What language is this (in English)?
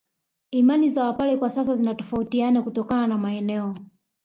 Swahili